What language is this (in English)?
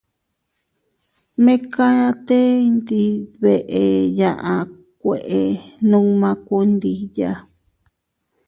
Teutila Cuicatec